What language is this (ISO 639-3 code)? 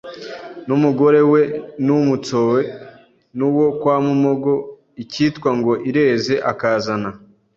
kin